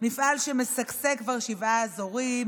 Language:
Hebrew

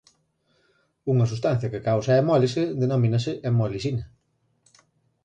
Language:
Galician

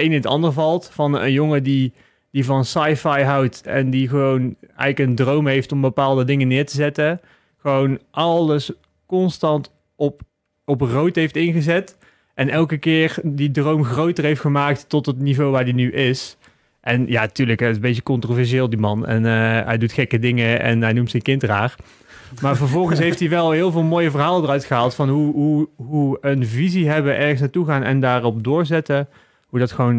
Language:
Dutch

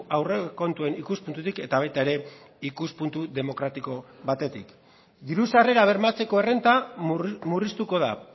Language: Basque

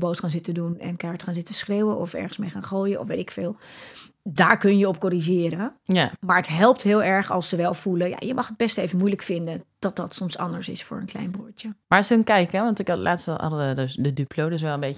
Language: Dutch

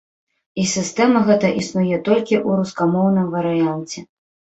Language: Belarusian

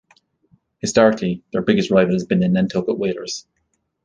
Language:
English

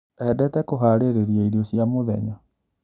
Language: Kikuyu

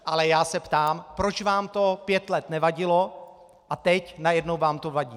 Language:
Czech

